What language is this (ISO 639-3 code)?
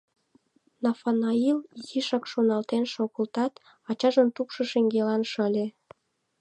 chm